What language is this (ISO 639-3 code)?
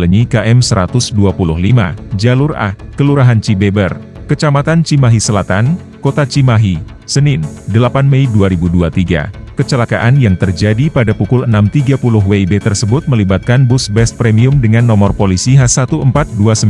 ind